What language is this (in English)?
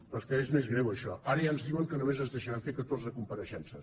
Catalan